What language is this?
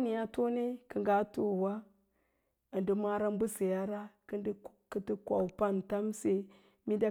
Lala-Roba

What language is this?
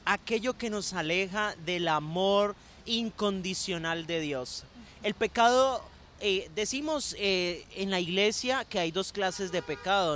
Spanish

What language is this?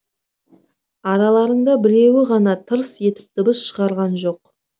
Kazakh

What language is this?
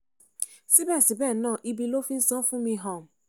Yoruba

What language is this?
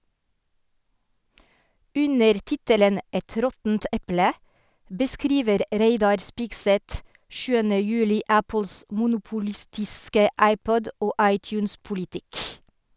Norwegian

